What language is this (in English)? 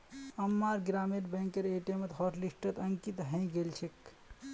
Magahi